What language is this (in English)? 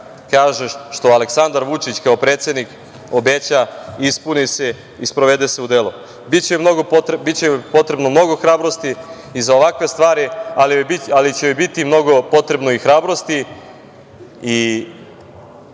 Serbian